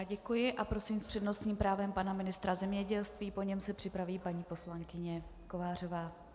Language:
Czech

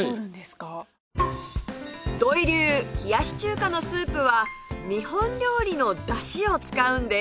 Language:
Japanese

